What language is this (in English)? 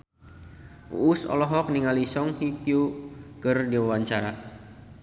Sundanese